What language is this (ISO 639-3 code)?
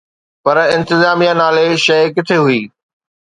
snd